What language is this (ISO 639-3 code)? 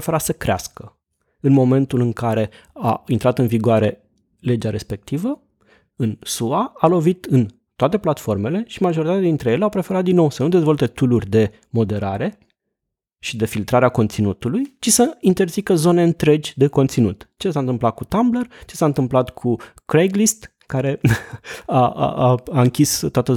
ron